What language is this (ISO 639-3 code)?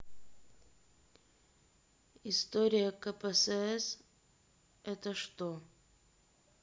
rus